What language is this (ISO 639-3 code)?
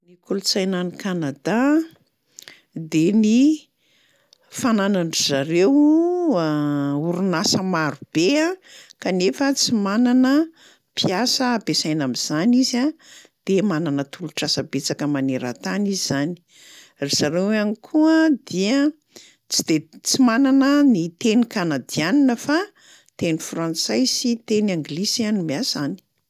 mlg